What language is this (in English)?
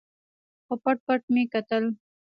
Pashto